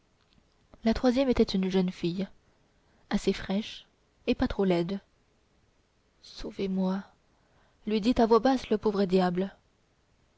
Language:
French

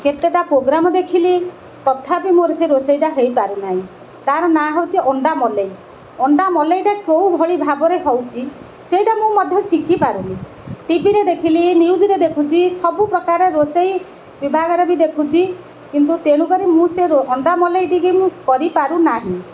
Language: Odia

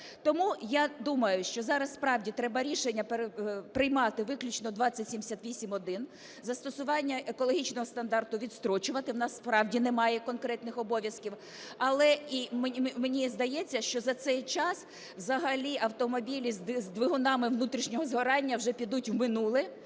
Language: Ukrainian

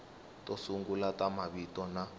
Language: Tsonga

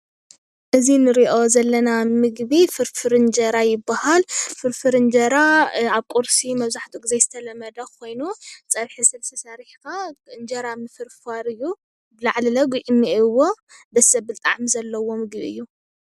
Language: Tigrinya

